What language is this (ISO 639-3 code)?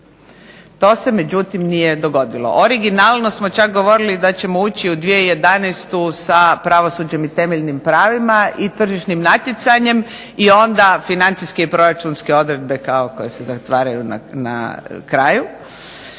hrv